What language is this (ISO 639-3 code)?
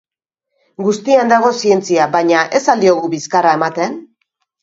eus